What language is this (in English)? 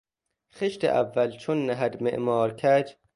Persian